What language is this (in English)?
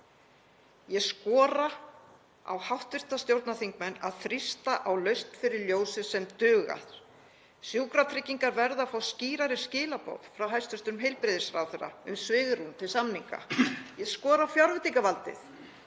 Icelandic